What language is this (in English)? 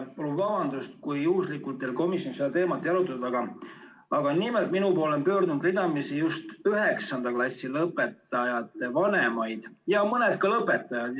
Estonian